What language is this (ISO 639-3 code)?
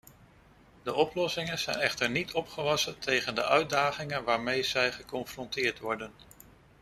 nld